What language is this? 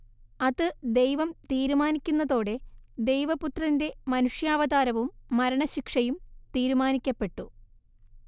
Malayalam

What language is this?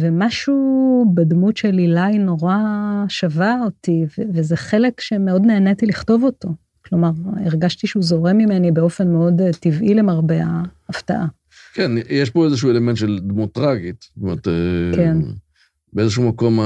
Hebrew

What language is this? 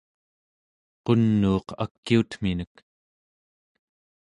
Central Yupik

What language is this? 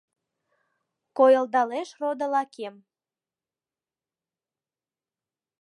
Mari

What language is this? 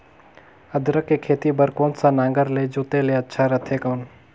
Chhattisgarhi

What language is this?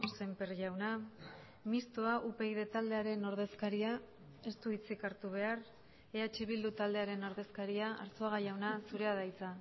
Basque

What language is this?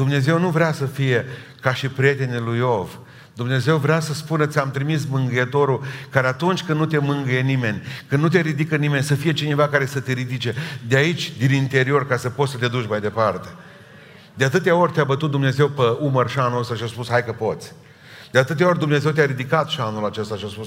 Romanian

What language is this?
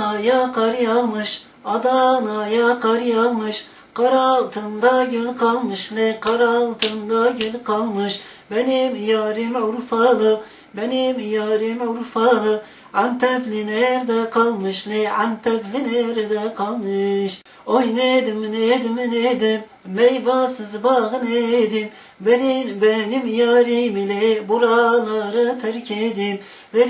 Turkish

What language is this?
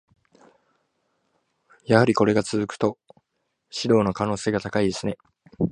Japanese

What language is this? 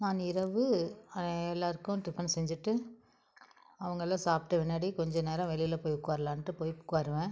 Tamil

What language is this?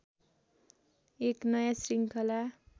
Nepali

